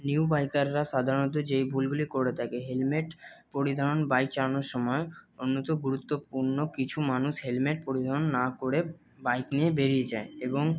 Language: Bangla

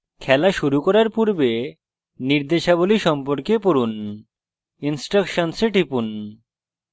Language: Bangla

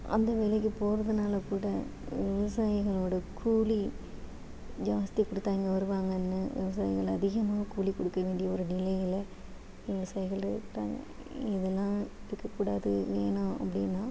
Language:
Tamil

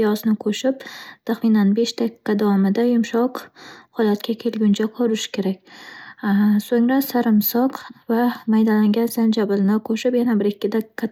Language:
Uzbek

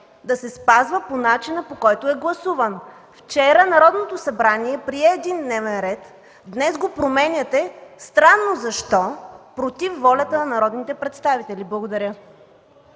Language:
Bulgarian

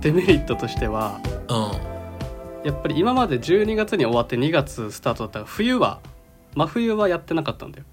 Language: Japanese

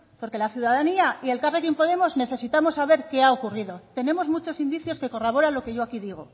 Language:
Spanish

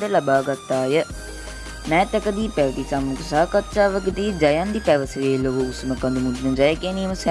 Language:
Sinhala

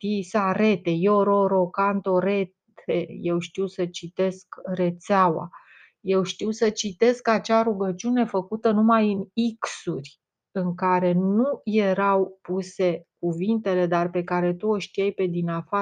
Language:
Romanian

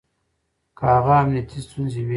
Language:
Pashto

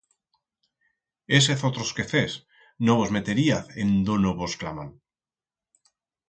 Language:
Aragonese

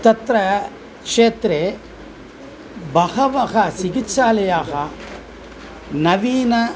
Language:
Sanskrit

